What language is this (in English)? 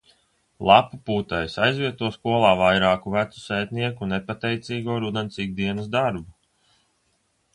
Latvian